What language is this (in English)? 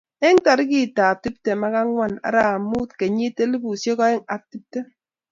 Kalenjin